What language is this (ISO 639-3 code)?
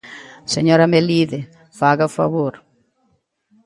glg